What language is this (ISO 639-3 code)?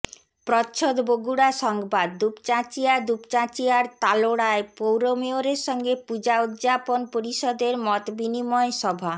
ben